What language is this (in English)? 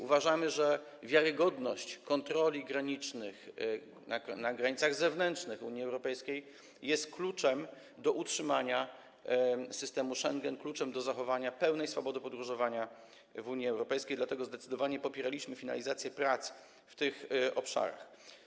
Polish